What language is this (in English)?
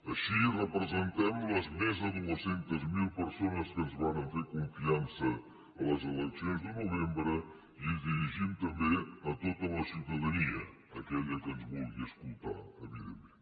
Catalan